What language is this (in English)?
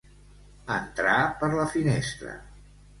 Catalan